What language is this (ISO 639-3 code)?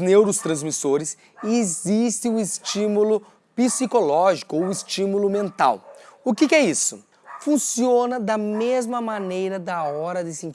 por